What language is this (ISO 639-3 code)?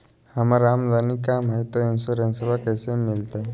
mag